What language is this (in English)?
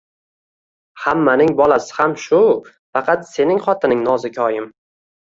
Uzbek